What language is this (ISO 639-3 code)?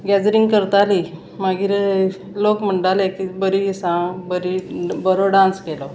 kok